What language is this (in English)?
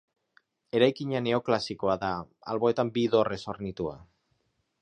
Basque